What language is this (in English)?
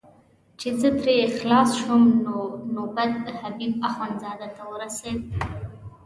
Pashto